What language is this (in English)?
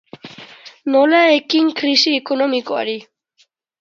Basque